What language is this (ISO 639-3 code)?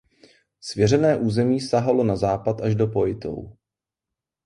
ces